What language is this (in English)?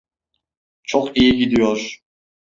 Turkish